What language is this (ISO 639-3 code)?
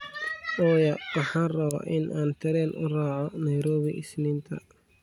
som